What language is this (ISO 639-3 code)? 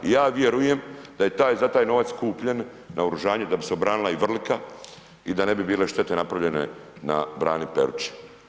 hrv